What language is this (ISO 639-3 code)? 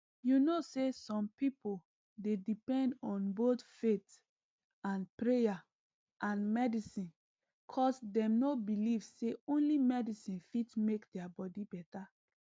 pcm